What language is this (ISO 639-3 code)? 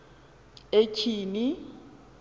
xho